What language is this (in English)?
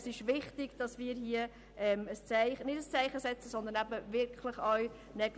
Swiss German